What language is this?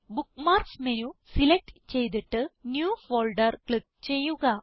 Malayalam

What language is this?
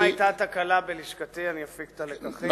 Hebrew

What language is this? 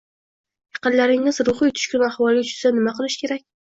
Uzbek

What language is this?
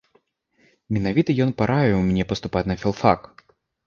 Belarusian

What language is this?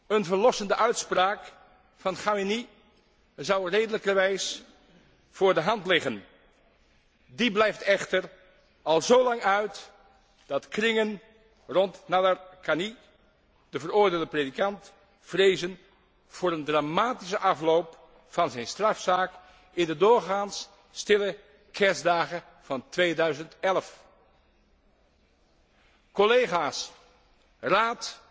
Dutch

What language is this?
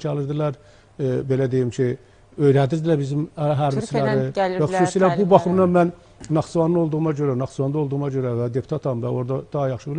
Turkish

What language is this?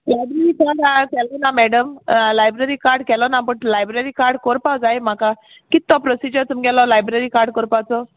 Konkani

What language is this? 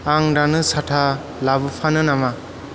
Bodo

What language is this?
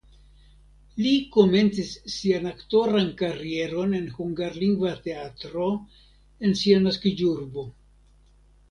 Esperanto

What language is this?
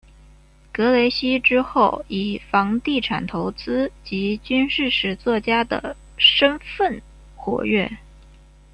Chinese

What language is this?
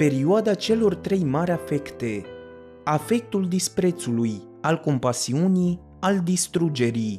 Romanian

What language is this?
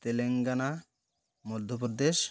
Odia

